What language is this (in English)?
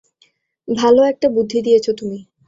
Bangla